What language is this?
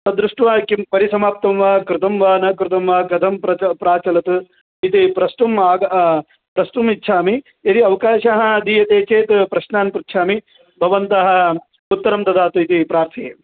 Sanskrit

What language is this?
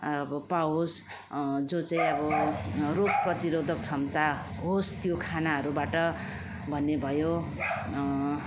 Nepali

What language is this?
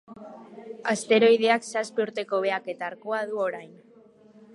Basque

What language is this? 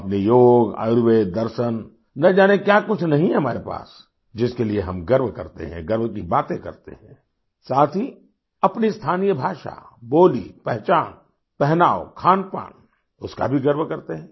Hindi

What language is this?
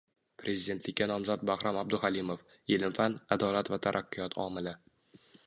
Uzbek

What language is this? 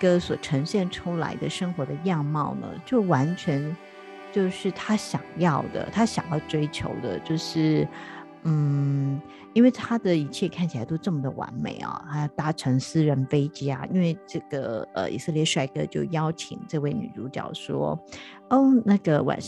Chinese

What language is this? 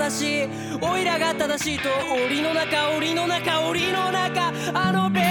Indonesian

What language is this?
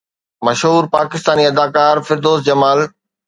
Sindhi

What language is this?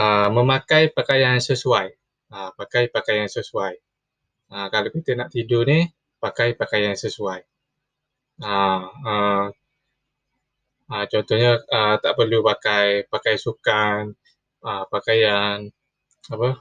Malay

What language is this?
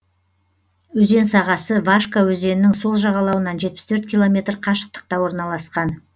Kazakh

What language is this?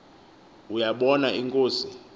Xhosa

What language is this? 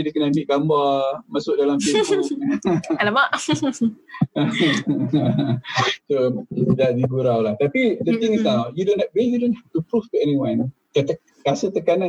Malay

